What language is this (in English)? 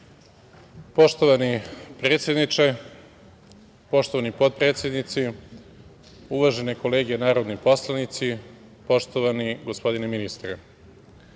Serbian